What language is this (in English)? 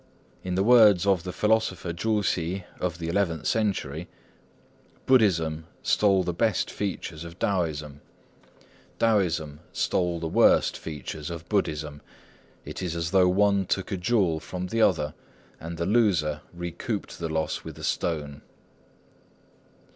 English